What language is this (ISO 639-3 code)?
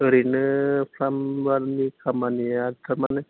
brx